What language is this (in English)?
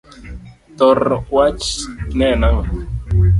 Luo (Kenya and Tanzania)